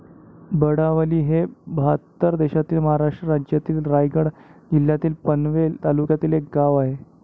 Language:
Marathi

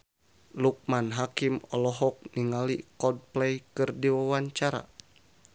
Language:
Sundanese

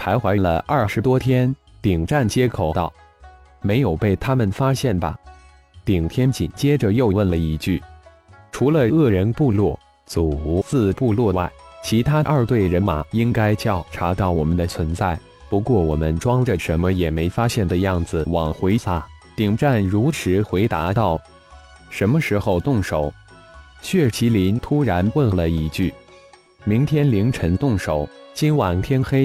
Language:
Chinese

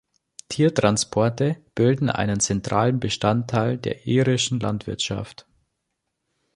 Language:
German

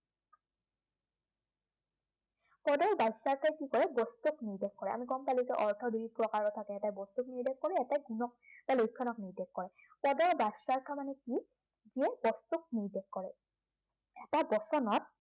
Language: Assamese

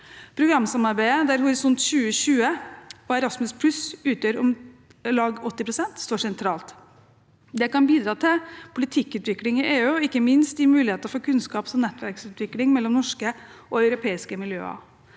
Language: Norwegian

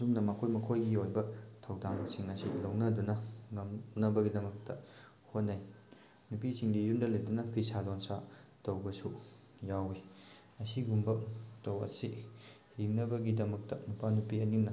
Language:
Manipuri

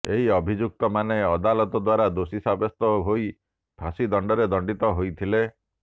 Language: Odia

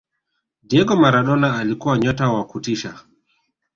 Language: Swahili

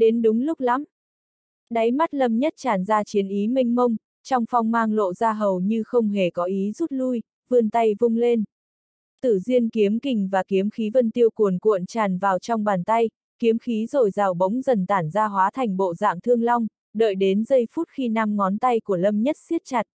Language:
Vietnamese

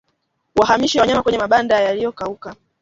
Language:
Swahili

